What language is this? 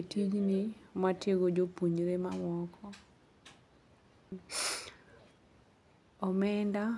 Luo (Kenya and Tanzania)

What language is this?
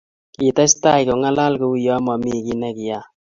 Kalenjin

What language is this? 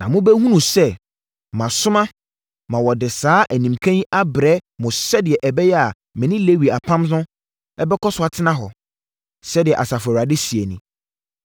Akan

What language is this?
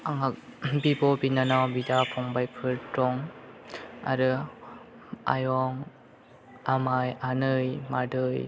Bodo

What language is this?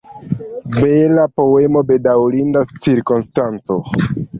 Esperanto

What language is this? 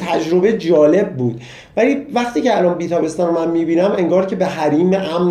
Persian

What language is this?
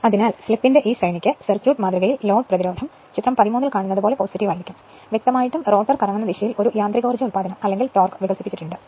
Malayalam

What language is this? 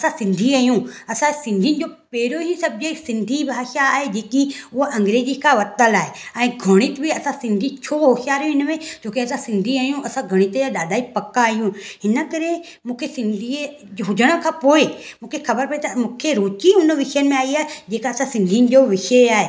Sindhi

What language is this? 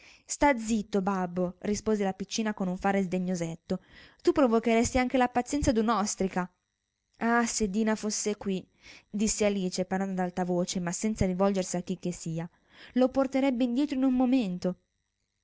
Italian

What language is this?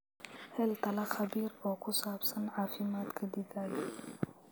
Somali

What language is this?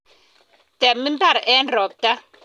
Kalenjin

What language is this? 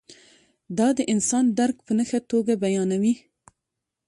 Pashto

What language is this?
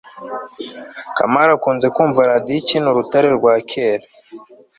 Kinyarwanda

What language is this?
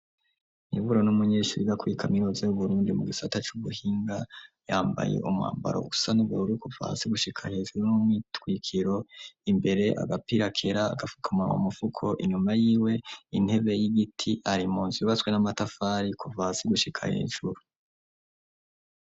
Rundi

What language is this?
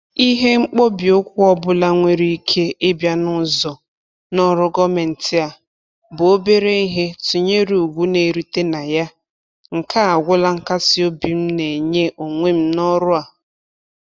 Igbo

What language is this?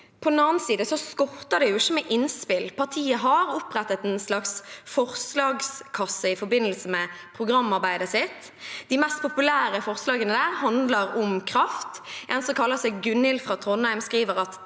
Norwegian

